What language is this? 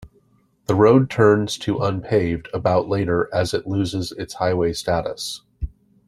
English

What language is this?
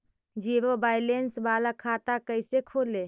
Magahi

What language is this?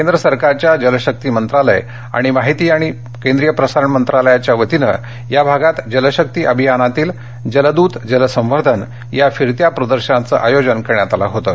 Marathi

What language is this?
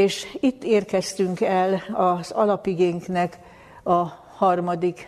Hungarian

